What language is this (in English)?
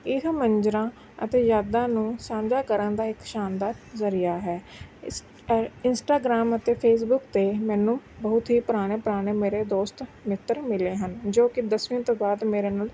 Punjabi